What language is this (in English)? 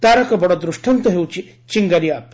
Odia